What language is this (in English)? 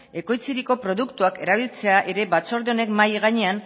Basque